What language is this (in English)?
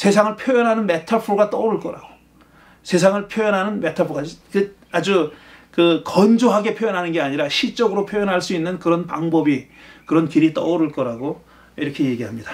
Korean